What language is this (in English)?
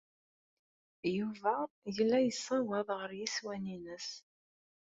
Kabyle